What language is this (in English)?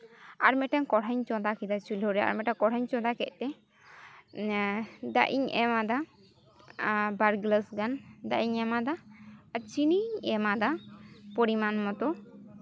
Santali